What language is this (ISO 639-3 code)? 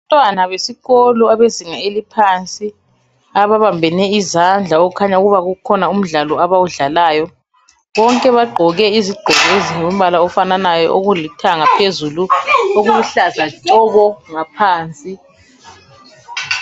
nde